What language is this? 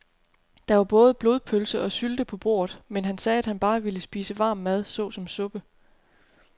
Danish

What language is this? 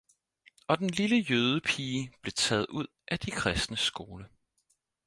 Danish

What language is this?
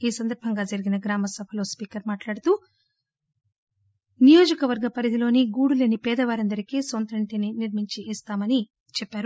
Telugu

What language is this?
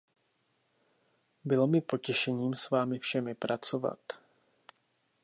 Czech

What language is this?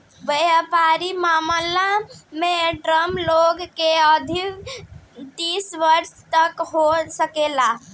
Bhojpuri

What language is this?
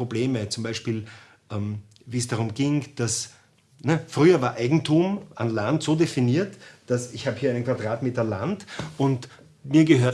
German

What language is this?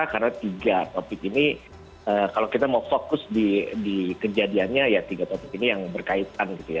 Indonesian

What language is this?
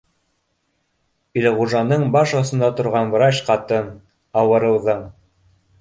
Bashkir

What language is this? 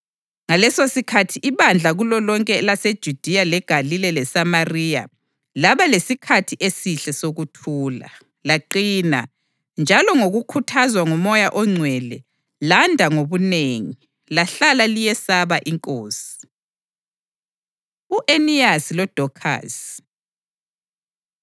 North Ndebele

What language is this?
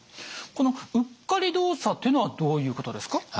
Japanese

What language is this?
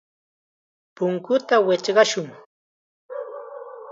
Chiquián Ancash Quechua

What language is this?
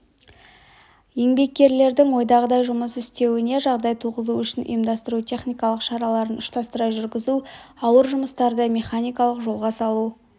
Kazakh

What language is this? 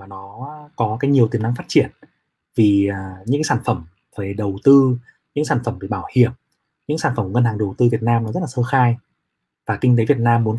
Vietnamese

